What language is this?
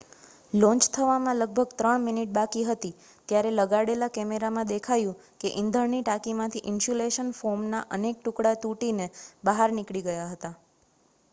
Gujarati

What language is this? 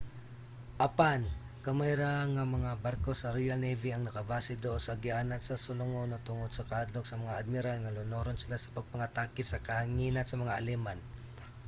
Cebuano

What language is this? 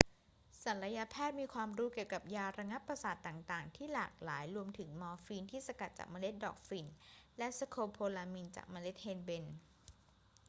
Thai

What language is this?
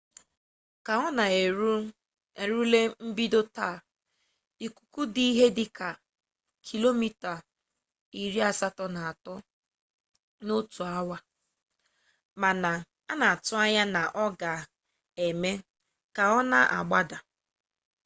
Igbo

